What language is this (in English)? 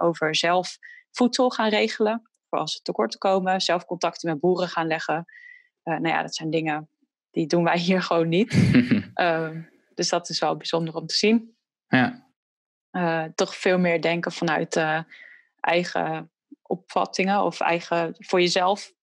Dutch